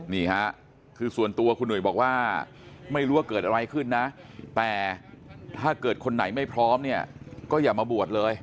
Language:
Thai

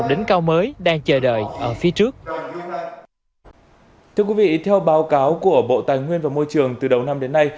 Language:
Vietnamese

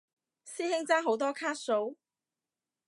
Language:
Cantonese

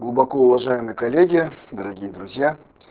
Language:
Russian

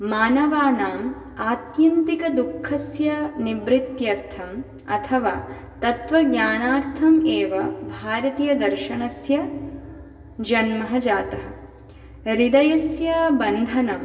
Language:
Sanskrit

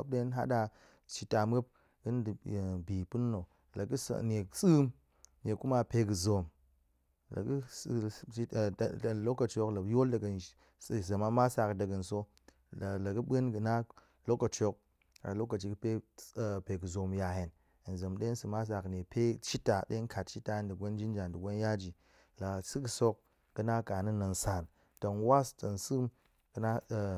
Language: Goemai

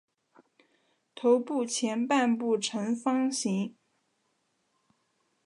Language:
Chinese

